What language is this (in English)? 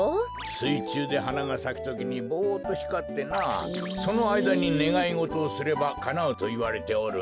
Japanese